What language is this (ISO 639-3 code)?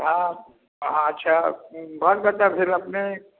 mai